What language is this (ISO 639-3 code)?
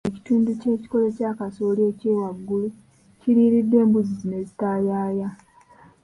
lug